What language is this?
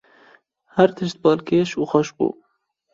Kurdish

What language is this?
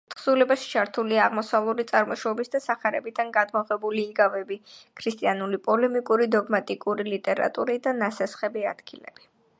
Georgian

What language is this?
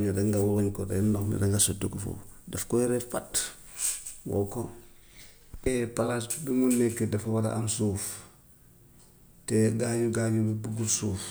Gambian Wolof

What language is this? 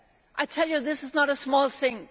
English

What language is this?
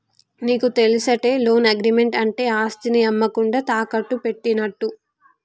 Telugu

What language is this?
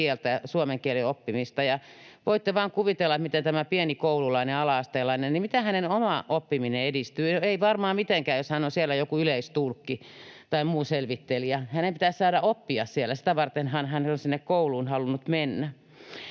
Finnish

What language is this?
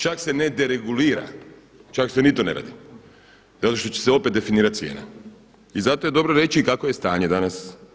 Croatian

